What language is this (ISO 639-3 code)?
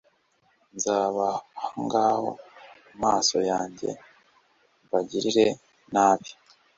kin